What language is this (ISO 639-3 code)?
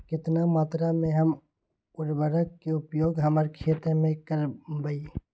mag